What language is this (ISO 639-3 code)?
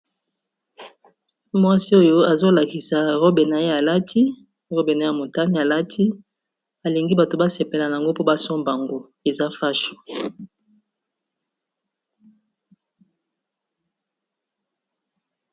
lin